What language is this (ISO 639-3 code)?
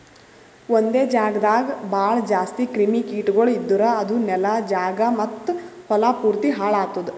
kan